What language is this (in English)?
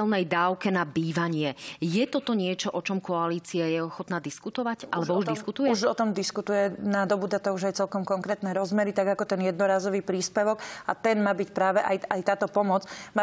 Slovak